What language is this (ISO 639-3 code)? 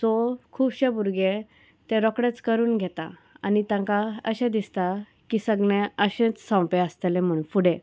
kok